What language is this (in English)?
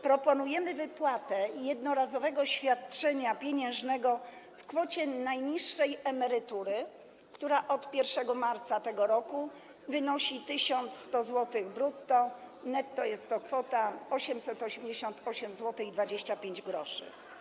Polish